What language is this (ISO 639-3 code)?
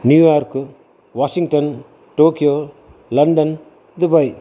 kan